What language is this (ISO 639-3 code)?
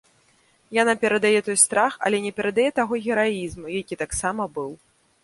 bel